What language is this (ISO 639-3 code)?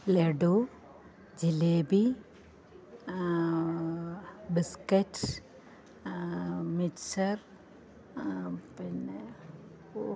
mal